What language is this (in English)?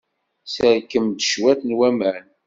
Kabyle